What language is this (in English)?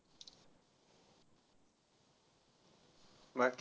Marathi